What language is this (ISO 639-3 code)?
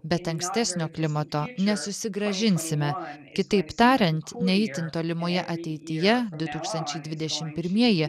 lit